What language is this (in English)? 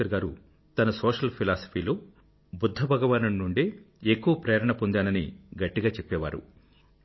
Telugu